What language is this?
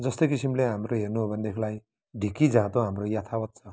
Nepali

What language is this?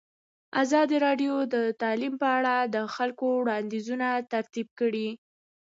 Pashto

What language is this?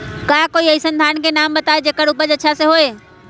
Magahi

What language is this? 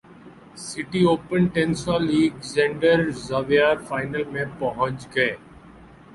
Urdu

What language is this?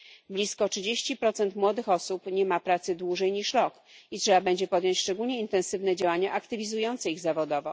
Polish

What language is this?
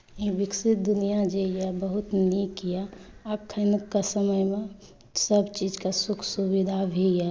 Maithili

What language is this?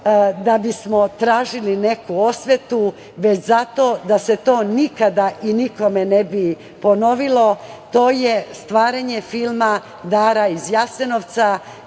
Serbian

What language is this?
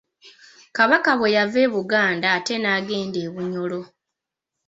Ganda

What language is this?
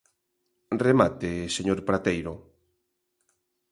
Galician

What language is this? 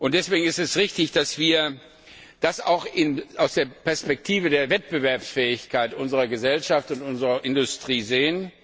German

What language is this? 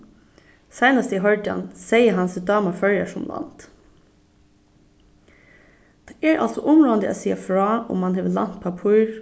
Faroese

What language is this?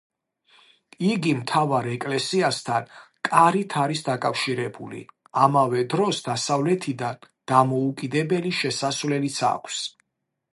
Georgian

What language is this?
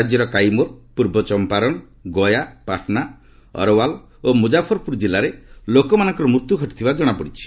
Odia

